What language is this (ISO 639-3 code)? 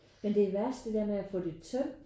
dan